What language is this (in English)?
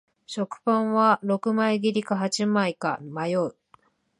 Japanese